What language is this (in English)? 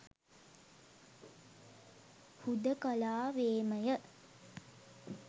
Sinhala